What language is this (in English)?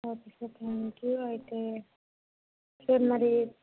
Telugu